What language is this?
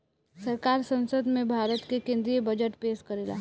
Bhojpuri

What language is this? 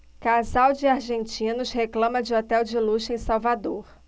Portuguese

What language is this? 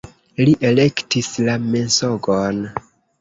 Esperanto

